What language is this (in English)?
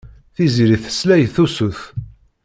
Kabyle